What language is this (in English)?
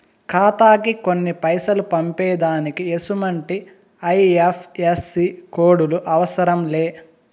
Telugu